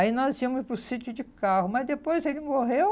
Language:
Portuguese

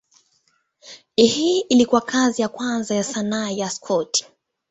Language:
Swahili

